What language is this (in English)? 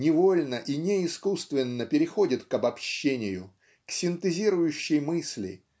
Russian